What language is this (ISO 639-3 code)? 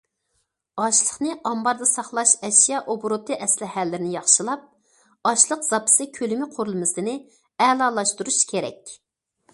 uig